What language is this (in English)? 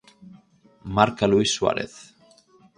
Galician